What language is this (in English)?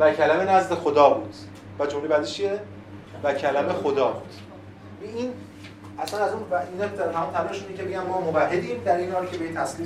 Persian